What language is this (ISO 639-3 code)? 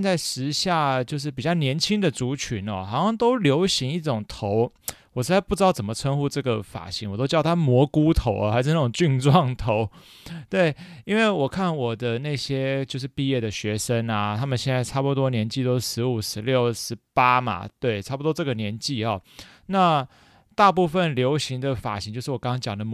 zho